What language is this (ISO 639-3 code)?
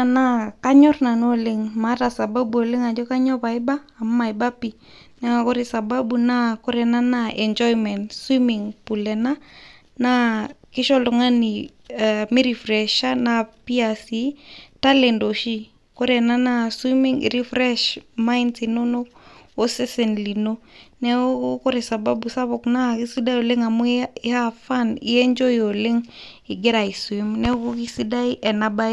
mas